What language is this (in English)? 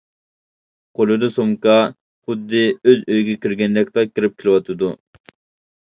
Uyghur